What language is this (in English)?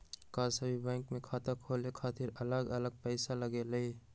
Magahi